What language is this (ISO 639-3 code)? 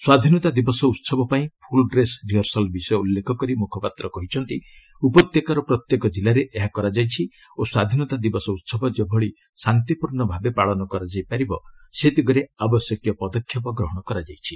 ori